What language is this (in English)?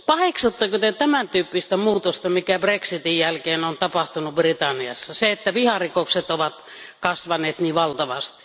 Finnish